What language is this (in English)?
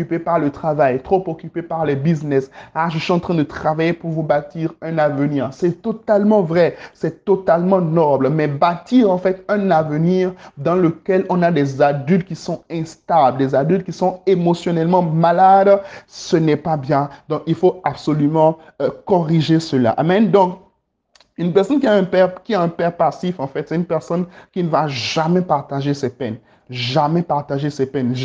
French